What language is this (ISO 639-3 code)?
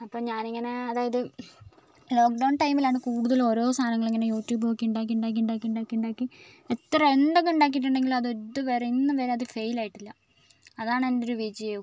mal